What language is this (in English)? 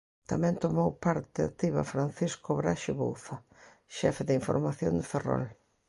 Galician